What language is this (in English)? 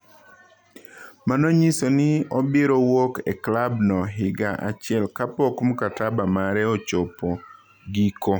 Luo (Kenya and Tanzania)